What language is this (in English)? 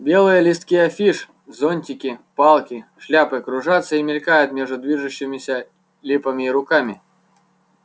Russian